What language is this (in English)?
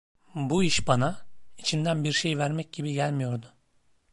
Turkish